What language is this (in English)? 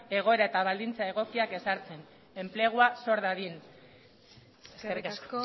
Basque